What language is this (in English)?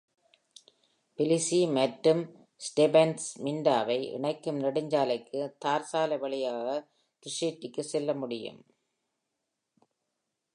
Tamil